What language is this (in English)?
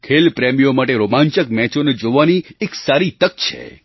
Gujarati